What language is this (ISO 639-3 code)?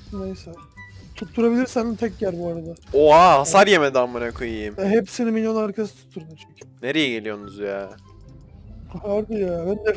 tur